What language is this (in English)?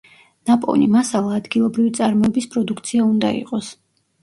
Georgian